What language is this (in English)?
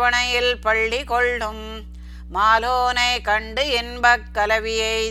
Tamil